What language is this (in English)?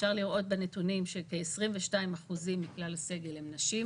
Hebrew